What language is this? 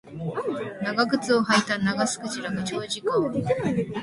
Japanese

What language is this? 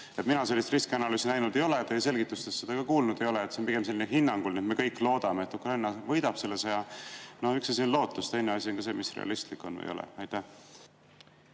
Estonian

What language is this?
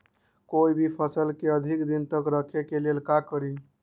Magahi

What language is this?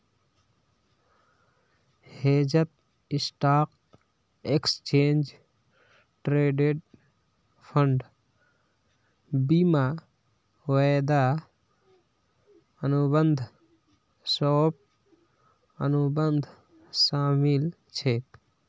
Magahi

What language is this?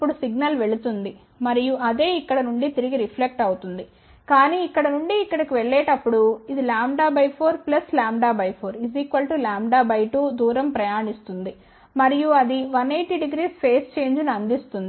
Telugu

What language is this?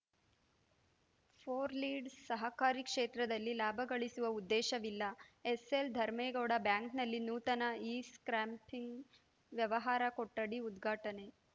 Kannada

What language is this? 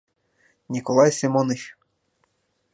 Mari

